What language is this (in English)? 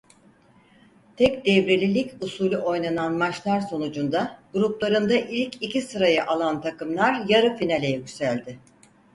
Turkish